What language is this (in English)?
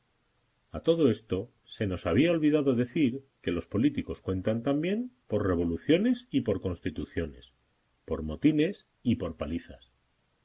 Spanish